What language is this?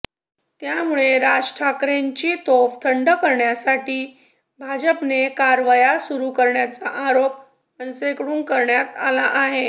Marathi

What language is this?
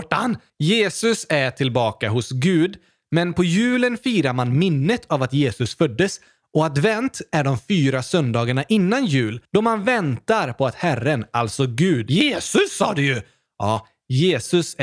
Swedish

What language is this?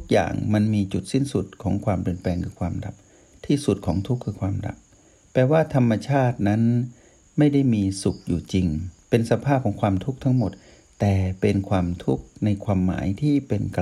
Thai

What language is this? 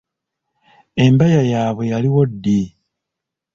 Ganda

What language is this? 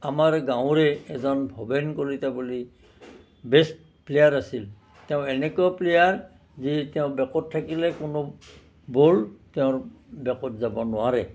Assamese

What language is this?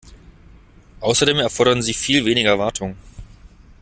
German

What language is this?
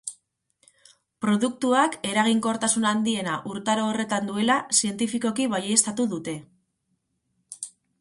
Basque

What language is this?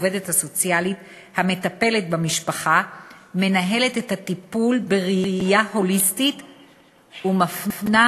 Hebrew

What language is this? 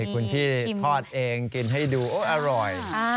Thai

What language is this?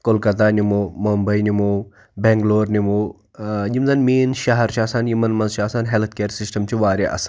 Kashmiri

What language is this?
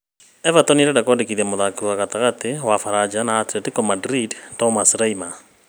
Kikuyu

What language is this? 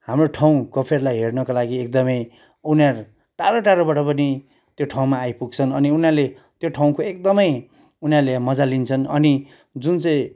Nepali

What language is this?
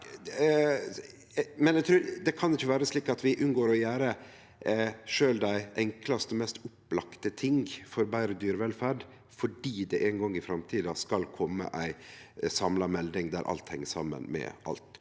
Norwegian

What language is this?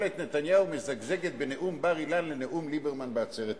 Hebrew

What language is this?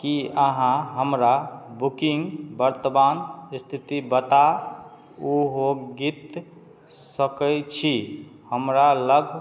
Maithili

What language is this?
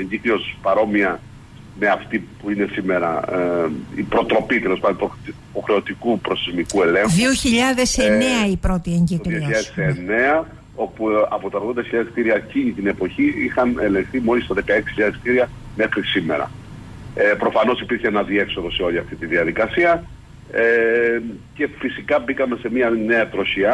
Greek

